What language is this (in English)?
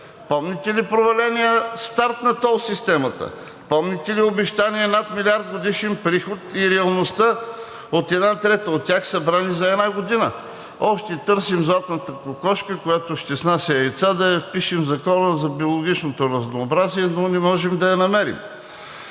Bulgarian